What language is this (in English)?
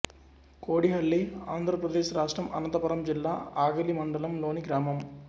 Telugu